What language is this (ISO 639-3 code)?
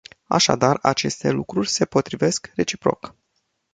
ron